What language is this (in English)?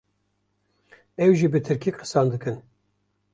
Kurdish